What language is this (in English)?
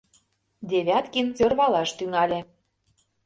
Mari